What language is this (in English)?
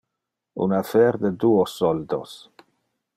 Interlingua